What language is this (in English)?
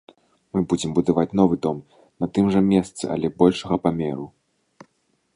Belarusian